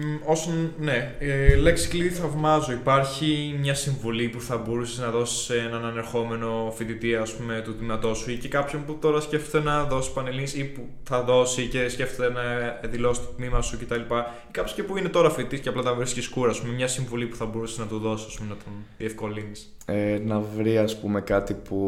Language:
Greek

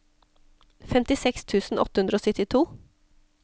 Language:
Norwegian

